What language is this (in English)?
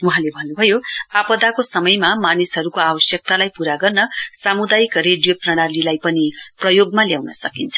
Nepali